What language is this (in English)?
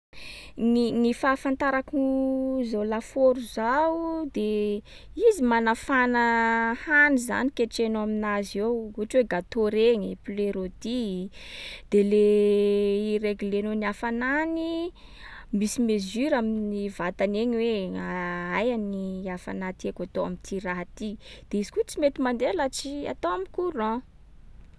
Sakalava Malagasy